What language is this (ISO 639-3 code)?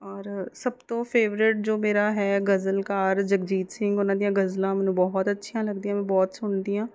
pan